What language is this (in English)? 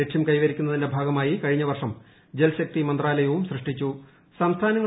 Malayalam